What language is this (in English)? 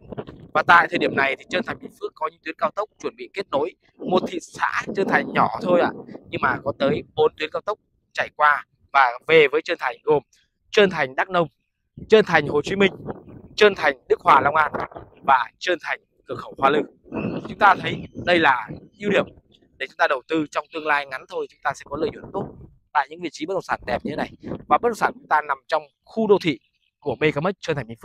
Vietnamese